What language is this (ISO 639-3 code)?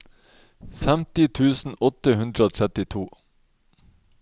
nor